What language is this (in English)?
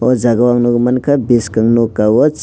Kok Borok